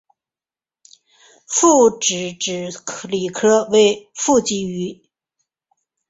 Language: Chinese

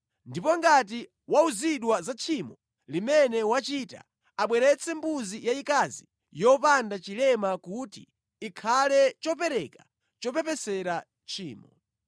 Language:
Nyanja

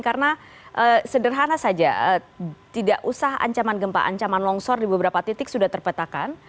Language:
Indonesian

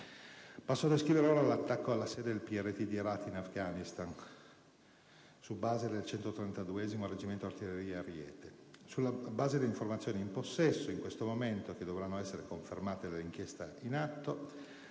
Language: Italian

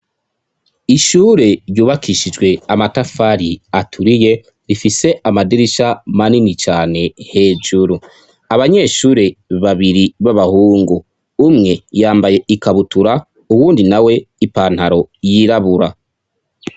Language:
Rundi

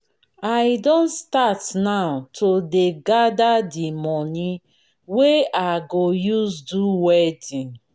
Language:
Nigerian Pidgin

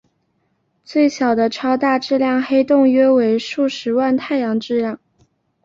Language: Chinese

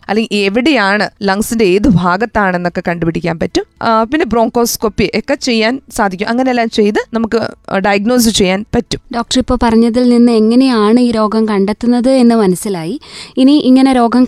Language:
Malayalam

